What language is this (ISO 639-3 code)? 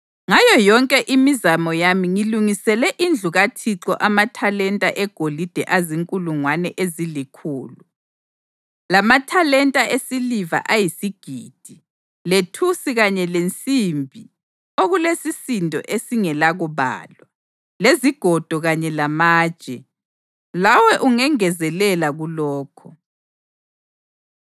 nde